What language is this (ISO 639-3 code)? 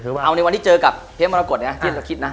tha